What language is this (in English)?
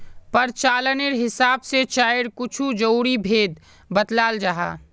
Magahi